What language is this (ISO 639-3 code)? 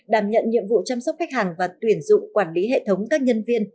vie